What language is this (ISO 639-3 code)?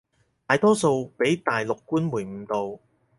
yue